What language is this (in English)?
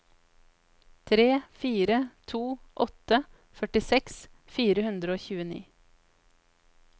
Norwegian